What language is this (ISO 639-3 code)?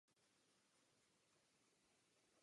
ces